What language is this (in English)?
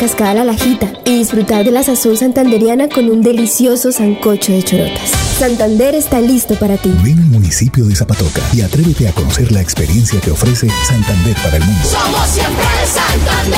Spanish